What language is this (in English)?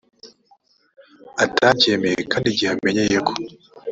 Kinyarwanda